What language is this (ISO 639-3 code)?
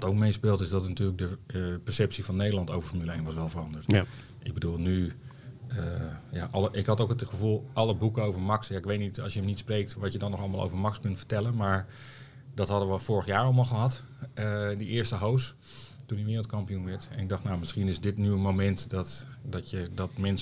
nld